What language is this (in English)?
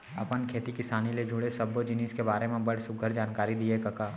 Chhattisgarhi